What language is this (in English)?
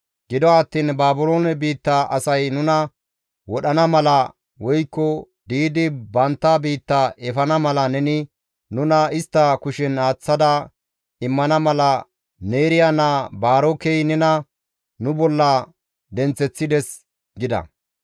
Gamo